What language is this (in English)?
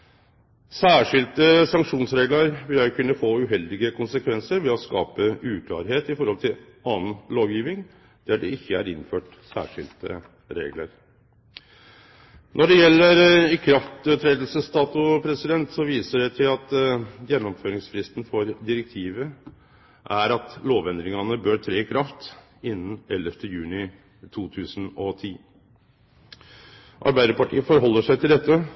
Norwegian Nynorsk